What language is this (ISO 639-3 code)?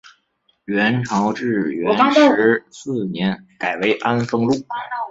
zho